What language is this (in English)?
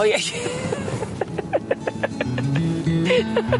Welsh